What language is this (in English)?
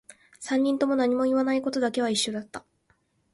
Japanese